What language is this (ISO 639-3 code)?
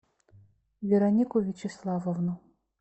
rus